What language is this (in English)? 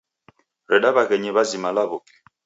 Taita